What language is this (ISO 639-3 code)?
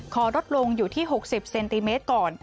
tha